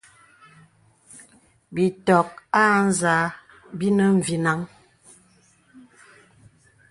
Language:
Bebele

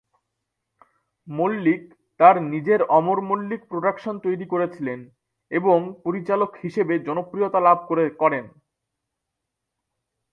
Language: Bangla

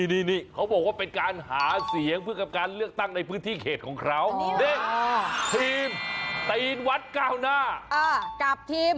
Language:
Thai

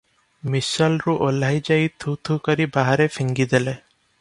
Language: Odia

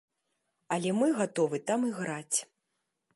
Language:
Belarusian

